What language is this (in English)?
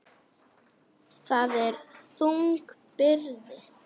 Icelandic